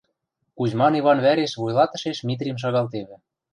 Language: Western Mari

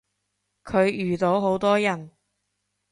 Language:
Cantonese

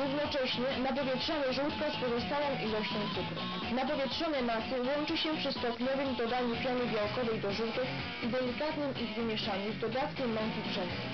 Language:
Polish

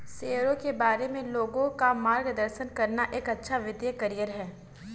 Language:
Hindi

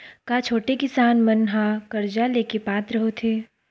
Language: Chhattisgarhi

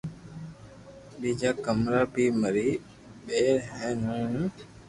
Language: Loarki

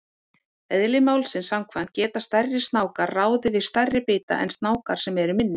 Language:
Icelandic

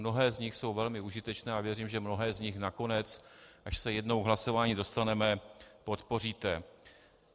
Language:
Czech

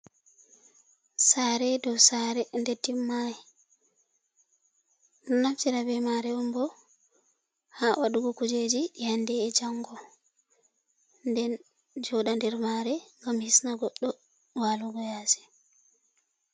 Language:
Fula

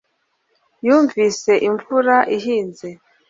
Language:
Kinyarwanda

